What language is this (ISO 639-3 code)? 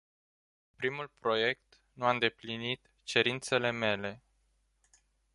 ron